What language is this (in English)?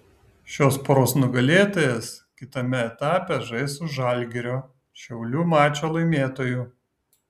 Lithuanian